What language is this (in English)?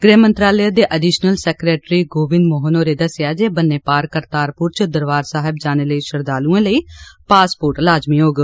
Dogri